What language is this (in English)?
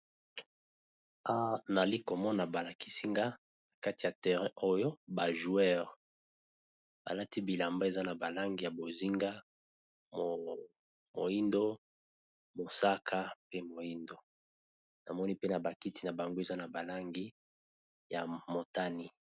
Lingala